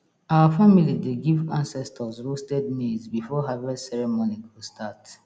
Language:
Nigerian Pidgin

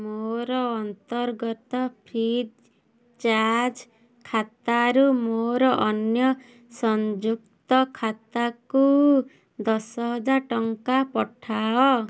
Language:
Odia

